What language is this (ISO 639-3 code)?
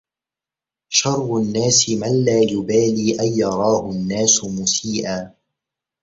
ara